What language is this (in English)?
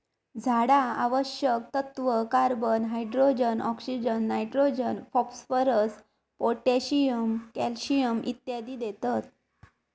Marathi